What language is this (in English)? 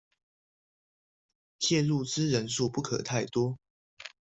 Chinese